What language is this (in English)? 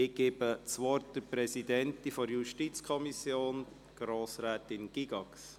Swiss German